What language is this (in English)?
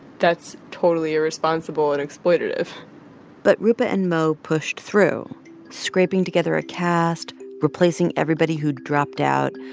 English